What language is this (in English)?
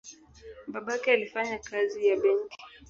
Swahili